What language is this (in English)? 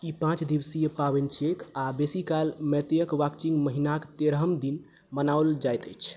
Maithili